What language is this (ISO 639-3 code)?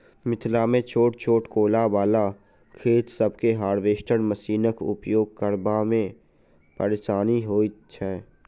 mai